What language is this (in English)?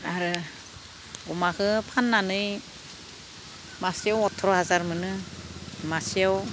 Bodo